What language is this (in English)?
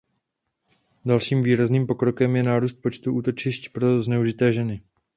Czech